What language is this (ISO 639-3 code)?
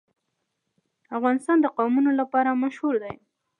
pus